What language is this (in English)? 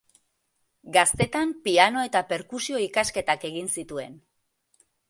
Basque